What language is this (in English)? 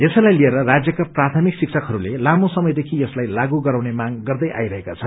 Nepali